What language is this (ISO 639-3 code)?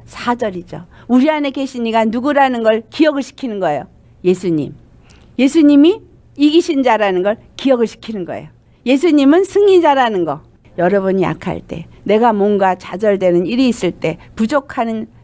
kor